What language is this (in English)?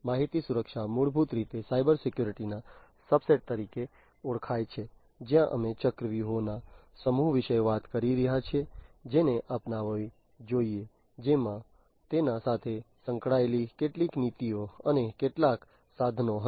Gujarati